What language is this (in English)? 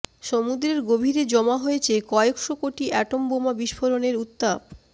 Bangla